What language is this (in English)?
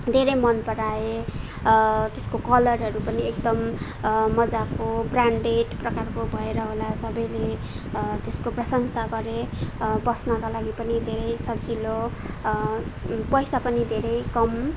Nepali